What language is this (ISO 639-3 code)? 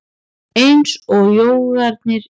isl